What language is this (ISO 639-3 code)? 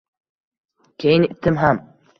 uzb